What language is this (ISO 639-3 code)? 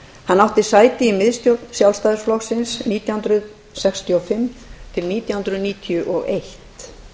isl